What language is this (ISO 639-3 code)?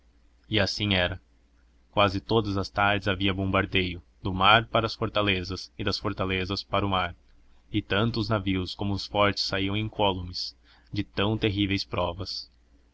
por